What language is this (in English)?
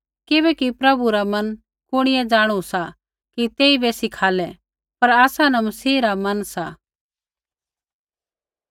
Kullu Pahari